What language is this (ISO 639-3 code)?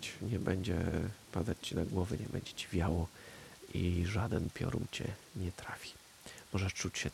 pol